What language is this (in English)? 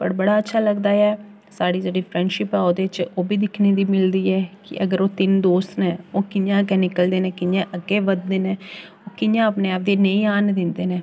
Dogri